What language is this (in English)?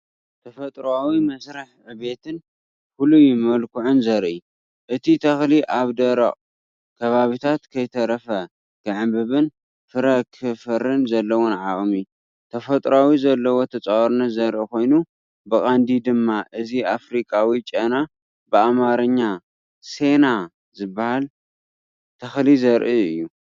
Tigrinya